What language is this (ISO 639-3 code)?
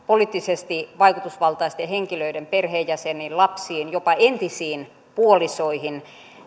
fin